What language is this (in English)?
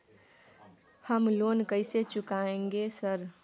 Maithili